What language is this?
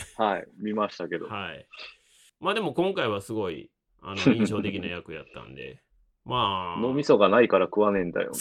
Japanese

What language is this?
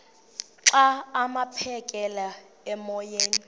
Xhosa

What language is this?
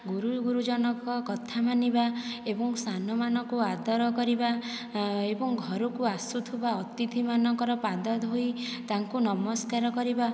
Odia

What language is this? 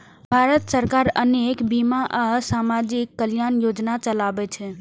Maithili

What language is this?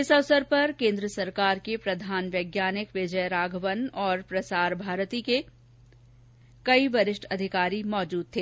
Hindi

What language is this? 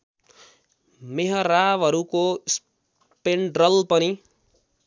Nepali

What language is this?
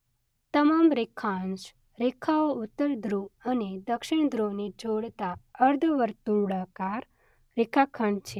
Gujarati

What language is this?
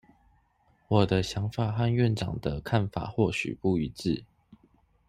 Chinese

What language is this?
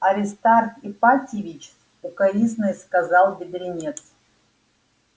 Russian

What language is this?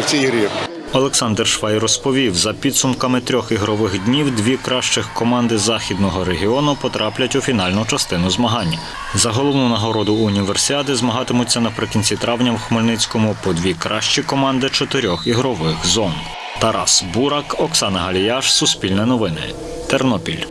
Ukrainian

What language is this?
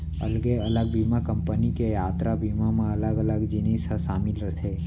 Chhattisgarhi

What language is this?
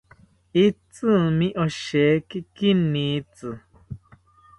South Ucayali Ashéninka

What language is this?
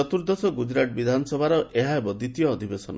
Odia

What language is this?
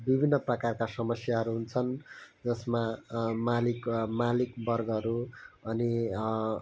Nepali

